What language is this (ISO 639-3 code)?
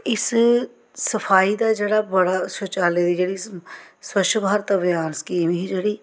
doi